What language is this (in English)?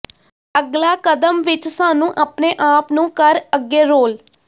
Punjabi